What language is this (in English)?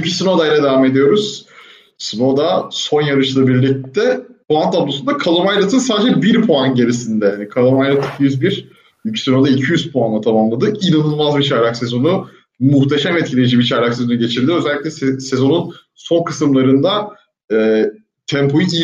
Turkish